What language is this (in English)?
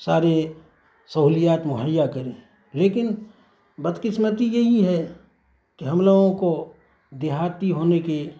Urdu